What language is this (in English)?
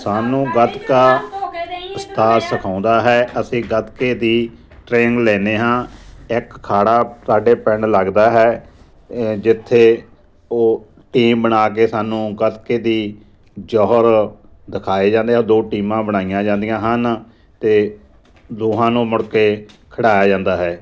Punjabi